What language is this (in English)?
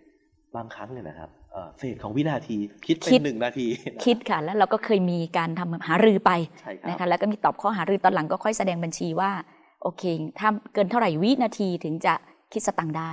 Thai